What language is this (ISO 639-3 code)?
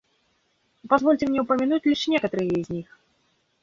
rus